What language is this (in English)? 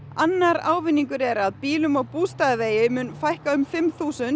Icelandic